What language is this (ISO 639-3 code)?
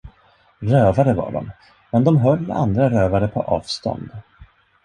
swe